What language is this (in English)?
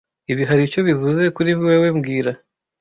Kinyarwanda